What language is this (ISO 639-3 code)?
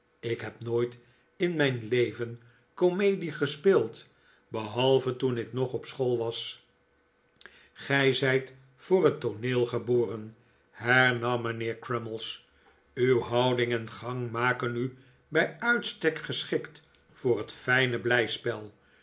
nld